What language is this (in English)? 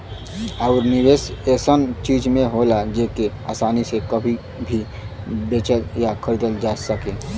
Bhojpuri